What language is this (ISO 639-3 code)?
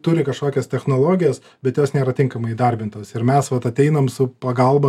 lit